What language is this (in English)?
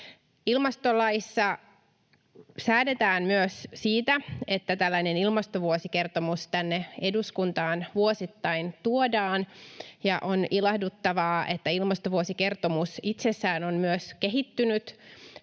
Finnish